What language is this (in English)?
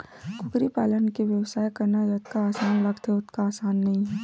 Chhattisgarhi